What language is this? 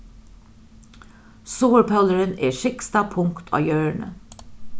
Faroese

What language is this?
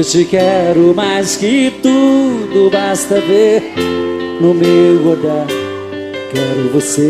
Portuguese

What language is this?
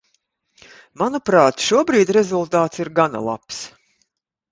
Latvian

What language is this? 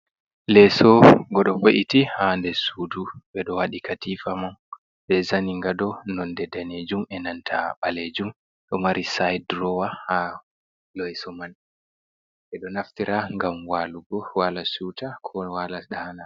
Fula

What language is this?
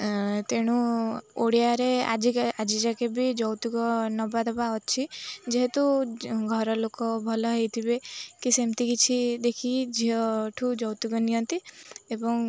Odia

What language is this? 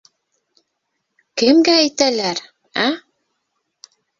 Bashkir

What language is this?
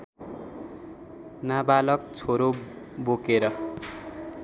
Nepali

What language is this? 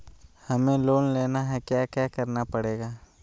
Magahi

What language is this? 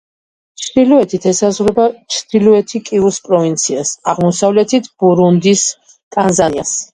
Georgian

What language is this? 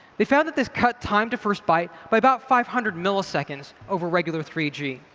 English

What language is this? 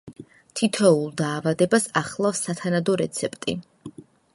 Georgian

